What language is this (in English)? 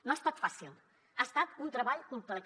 Catalan